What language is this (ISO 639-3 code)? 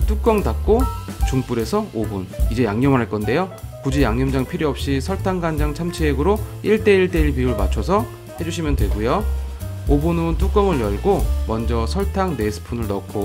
kor